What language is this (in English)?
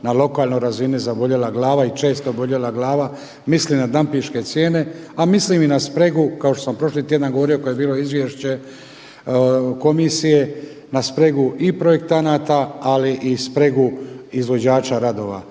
Croatian